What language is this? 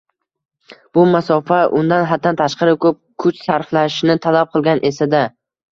Uzbek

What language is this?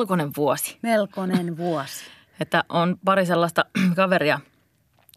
Finnish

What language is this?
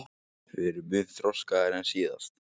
Icelandic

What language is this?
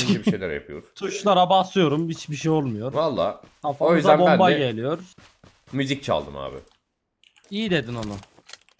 Turkish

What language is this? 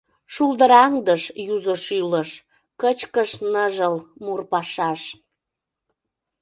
Mari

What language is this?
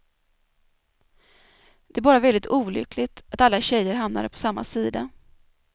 Swedish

